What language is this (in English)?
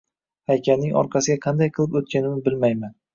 Uzbek